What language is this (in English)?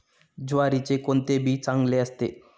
Marathi